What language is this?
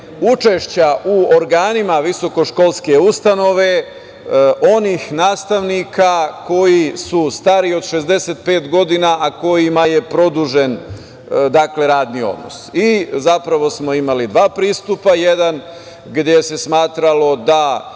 Serbian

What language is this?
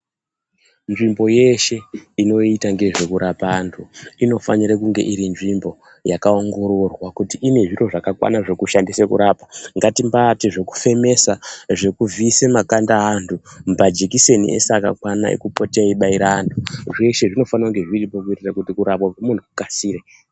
Ndau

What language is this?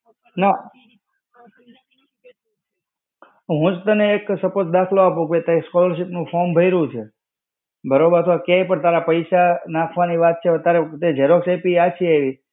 Gujarati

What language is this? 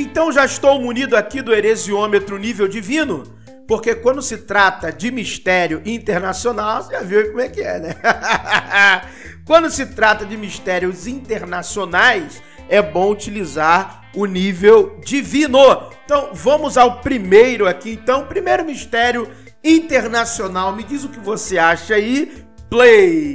Portuguese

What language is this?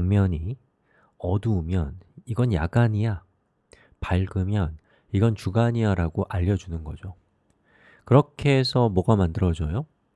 Korean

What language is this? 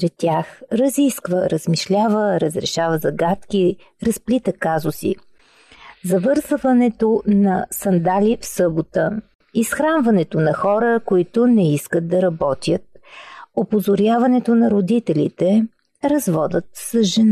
Bulgarian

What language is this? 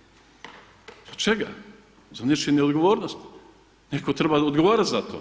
Croatian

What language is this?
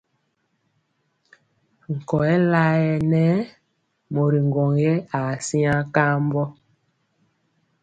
Mpiemo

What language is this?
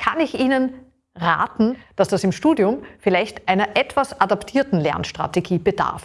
German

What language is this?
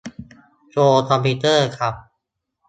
Thai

